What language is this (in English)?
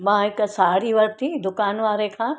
Sindhi